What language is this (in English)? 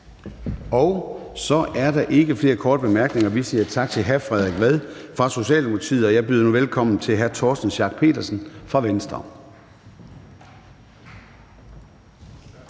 Danish